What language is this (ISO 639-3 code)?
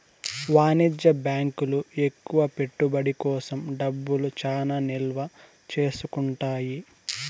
tel